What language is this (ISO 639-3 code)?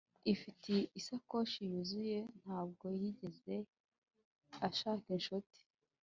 kin